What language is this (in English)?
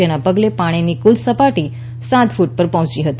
Gujarati